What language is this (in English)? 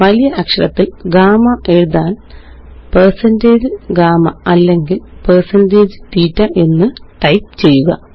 Malayalam